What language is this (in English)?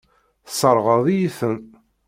Kabyle